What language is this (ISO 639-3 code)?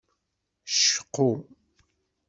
kab